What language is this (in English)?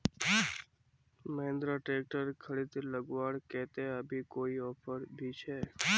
Magahi